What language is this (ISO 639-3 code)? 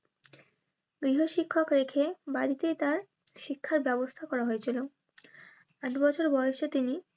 ben